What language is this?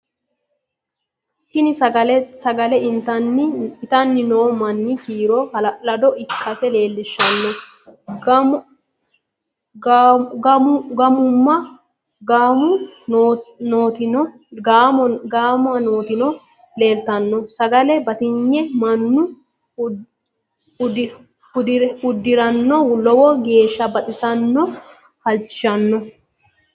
Sidamo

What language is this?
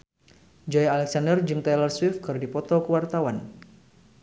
Sundanese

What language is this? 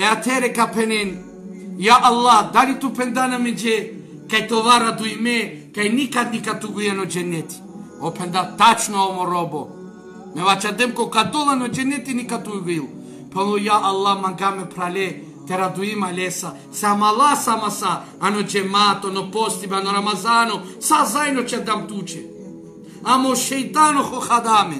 Romanian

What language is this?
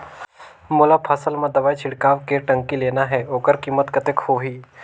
Chhattisgarhi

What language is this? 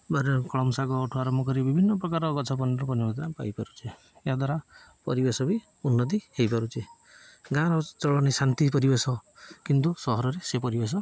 Odia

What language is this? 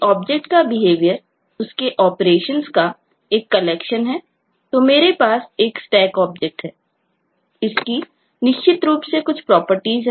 Hindi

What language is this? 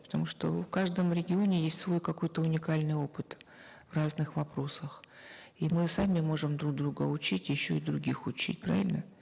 Kazakh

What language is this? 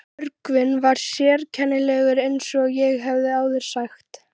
Icelandic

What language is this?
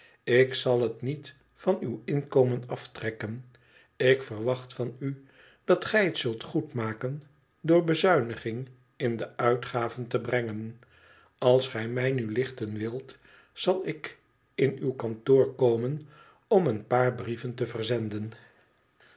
Dutch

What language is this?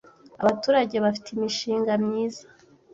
Kinyarwanda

